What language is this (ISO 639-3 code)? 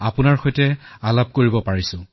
asm